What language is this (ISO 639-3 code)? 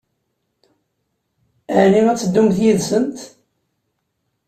kab